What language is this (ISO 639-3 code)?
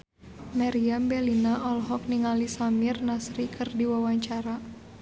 sun